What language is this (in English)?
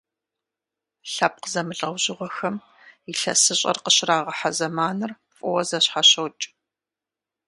Kabardian